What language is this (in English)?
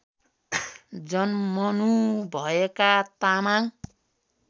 Nepali